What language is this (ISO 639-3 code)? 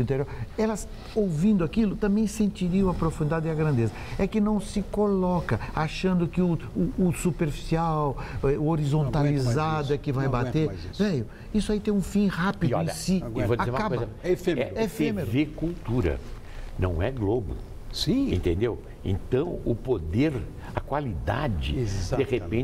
por